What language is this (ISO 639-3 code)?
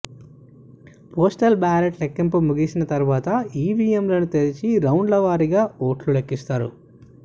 tel